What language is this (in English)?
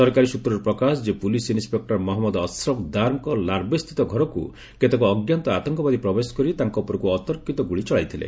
Odia